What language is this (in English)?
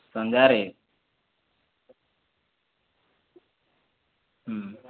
Odia